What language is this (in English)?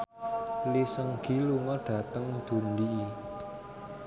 Javanese